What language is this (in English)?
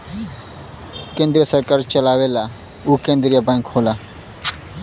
Bhojpuri